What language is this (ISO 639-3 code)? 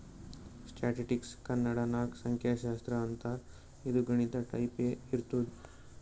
kan